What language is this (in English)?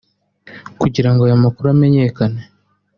Kinyarwanda